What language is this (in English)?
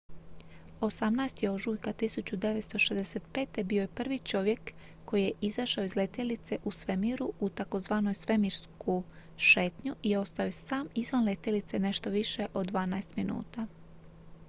Croatian